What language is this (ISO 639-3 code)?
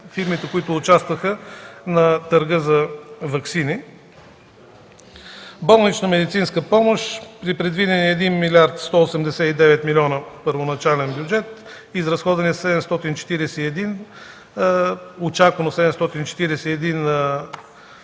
bul